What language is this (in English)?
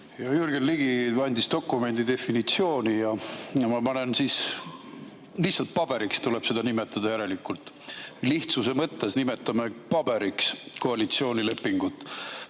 Estonian